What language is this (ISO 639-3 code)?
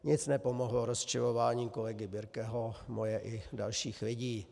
ces